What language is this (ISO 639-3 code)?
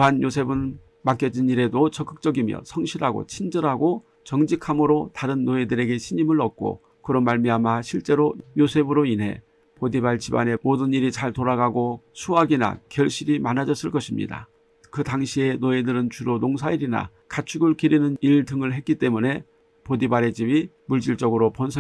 kor